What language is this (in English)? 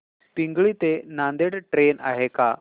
Marathi